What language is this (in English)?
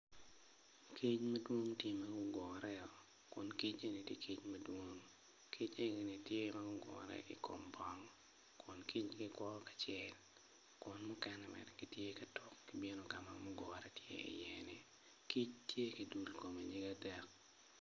Acoli